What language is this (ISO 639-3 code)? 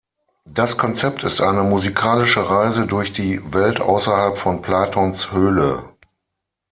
deu